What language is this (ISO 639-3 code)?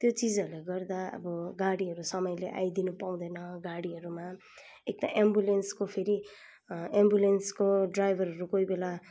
nep